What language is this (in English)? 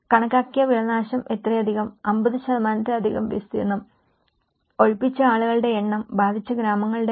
Malayalam